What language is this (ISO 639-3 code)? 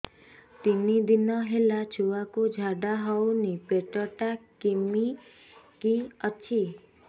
ori